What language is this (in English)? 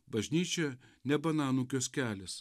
Lithuanian